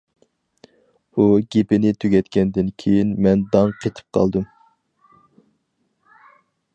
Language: Uyghur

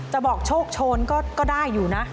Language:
Thai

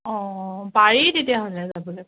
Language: Assamese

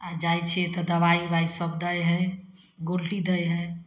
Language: Maithili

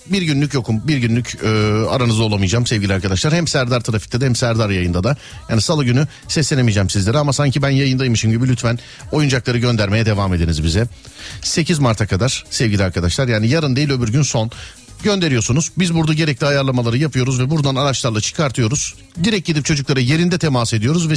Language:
Turkish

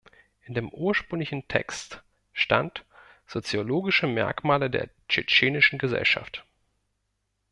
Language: German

